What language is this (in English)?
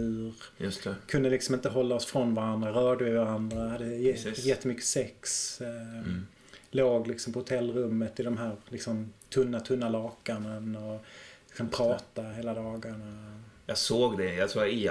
Swedish